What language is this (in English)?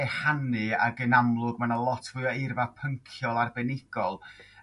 Welsh